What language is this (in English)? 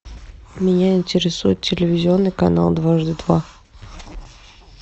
Russian